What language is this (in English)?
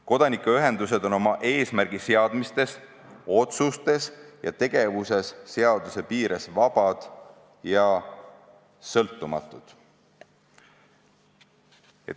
Estonian